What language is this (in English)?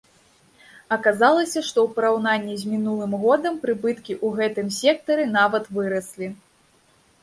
Belarusian